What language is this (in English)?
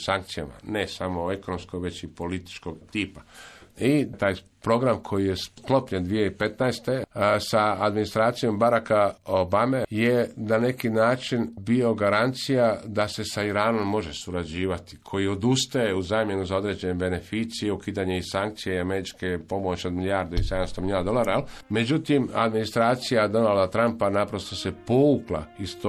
Croatian